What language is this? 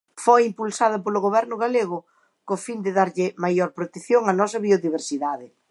Galician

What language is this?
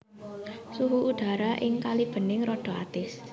Javanese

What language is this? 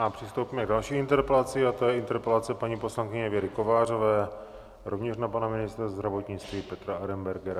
Czech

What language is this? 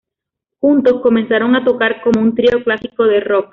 Spanish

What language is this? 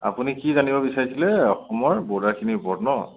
Assamese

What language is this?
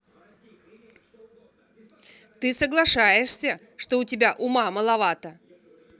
Russian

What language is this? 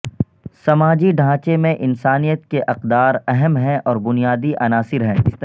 Urdu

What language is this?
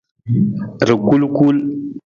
Nawdm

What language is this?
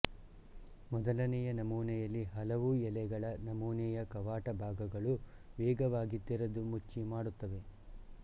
Kannada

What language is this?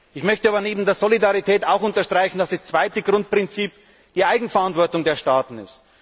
German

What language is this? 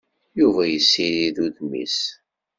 Kabyle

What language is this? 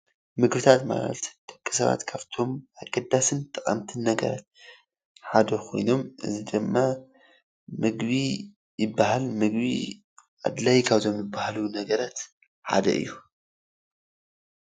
Tigrinya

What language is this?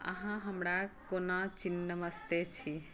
Maithili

